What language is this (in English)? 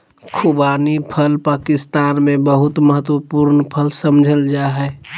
Magahi